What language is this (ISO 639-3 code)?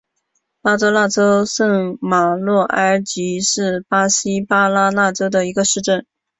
zho